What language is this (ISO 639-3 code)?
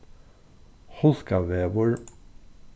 fao